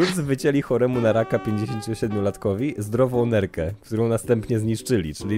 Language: Polish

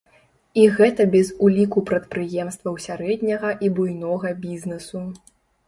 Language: Belarusian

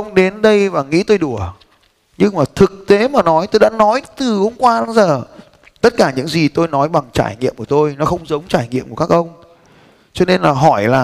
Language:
Vietnamese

